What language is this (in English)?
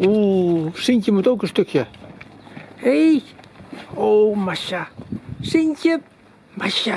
Dutch